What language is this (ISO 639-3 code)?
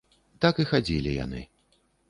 bel